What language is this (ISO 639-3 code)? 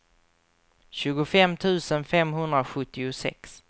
swe